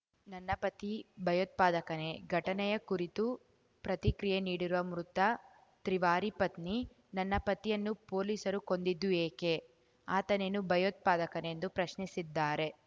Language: Kannada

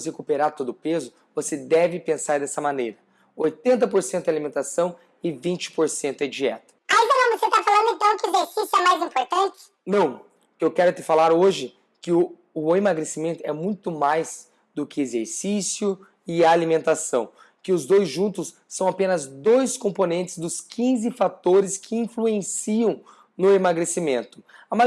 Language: Portuguese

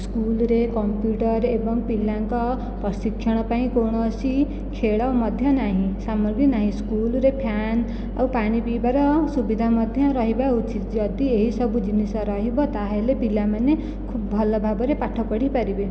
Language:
Odia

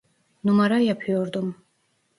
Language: Turkish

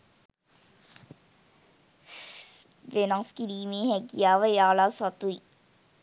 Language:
Sinhala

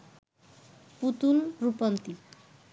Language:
Bangla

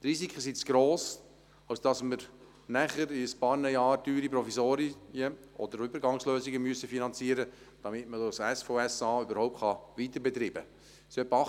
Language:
Swiss German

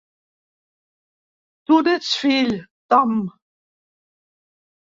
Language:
Catalan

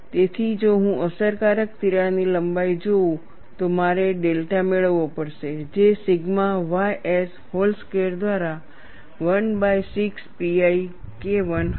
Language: Gujarati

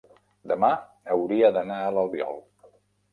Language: Catalan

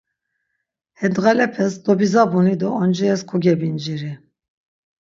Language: Laz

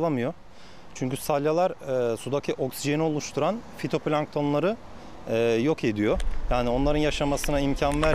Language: Turkish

